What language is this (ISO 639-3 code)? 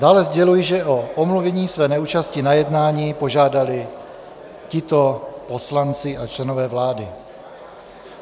ces